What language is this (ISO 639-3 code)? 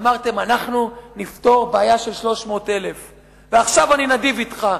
heb